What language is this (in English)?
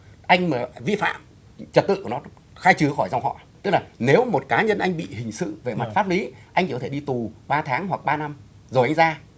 Vietnamese